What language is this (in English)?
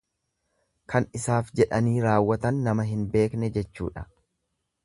Oromo